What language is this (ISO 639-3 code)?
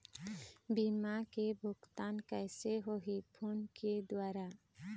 hne